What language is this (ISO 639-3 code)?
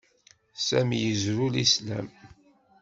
kab